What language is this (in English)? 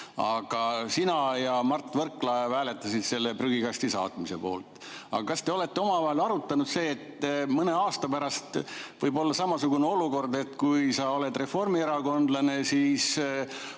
Estonian